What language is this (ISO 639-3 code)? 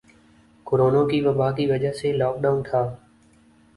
urd